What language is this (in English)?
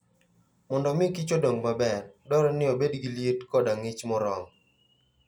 Luo (Kenya and Tanzania)